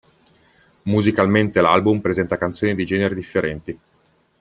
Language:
Italian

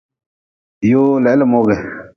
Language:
Nawdm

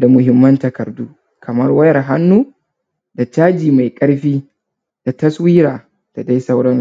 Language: Hausa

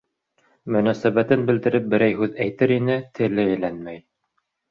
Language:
Bashkir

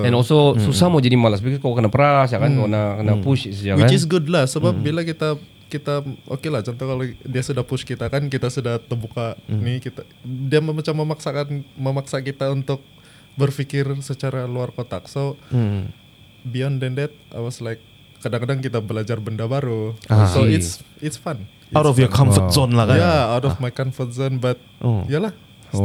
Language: Malay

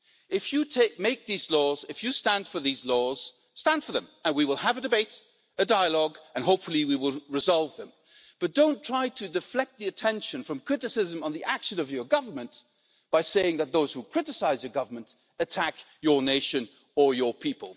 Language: English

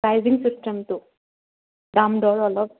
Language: Assamese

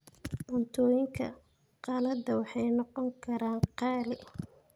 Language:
Somali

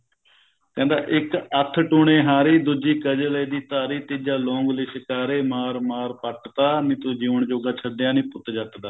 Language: Punjabi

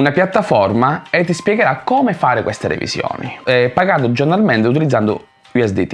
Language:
Italian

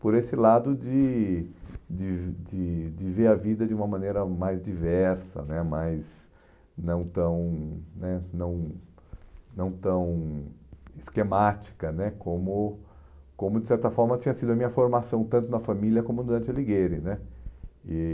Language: Portuguese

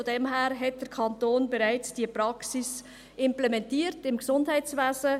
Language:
Swiss German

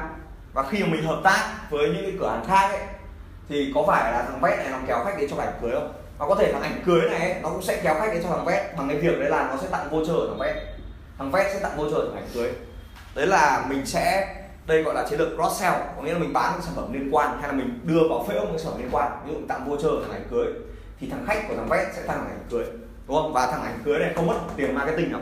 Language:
Vietnamese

